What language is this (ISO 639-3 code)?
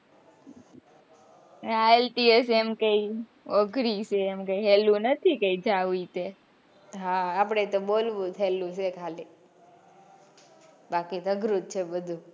guj